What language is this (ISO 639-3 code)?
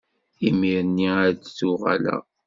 kab